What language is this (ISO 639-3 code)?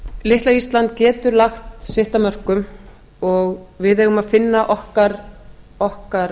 isl